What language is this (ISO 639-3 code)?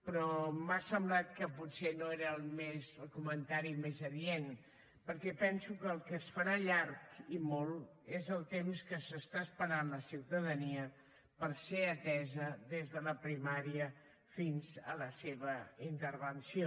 cat